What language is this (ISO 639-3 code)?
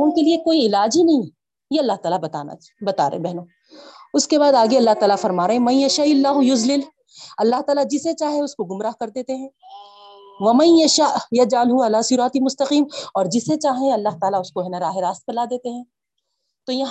urd